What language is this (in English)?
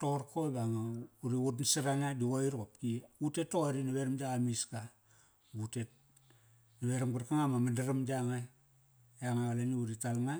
Kairak